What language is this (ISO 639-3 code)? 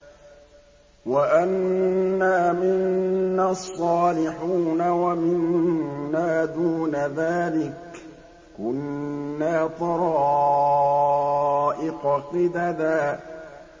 ara